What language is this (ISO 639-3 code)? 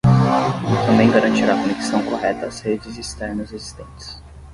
por